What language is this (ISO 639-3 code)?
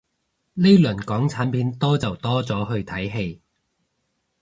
yue